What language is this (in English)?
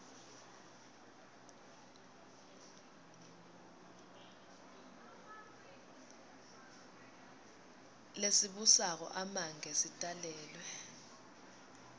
Swati